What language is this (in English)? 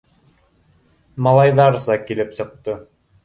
Bashkir